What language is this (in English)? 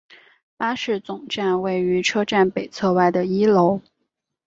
Chinese